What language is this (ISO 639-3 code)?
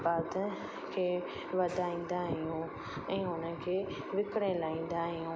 snd